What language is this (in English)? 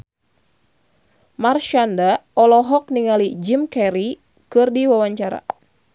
Sundanese